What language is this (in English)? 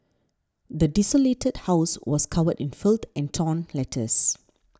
English